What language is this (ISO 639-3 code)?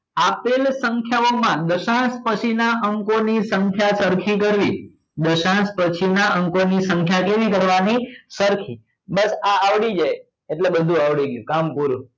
guj